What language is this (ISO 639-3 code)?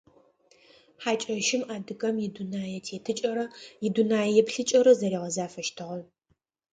ady